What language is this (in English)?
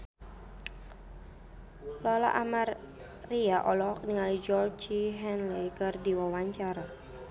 Sundanese